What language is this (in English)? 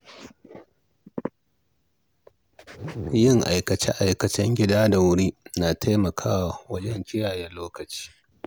Hausa